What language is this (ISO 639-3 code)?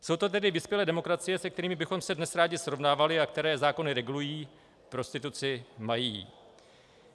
ces